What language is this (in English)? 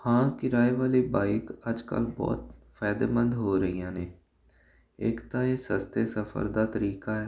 Punjabi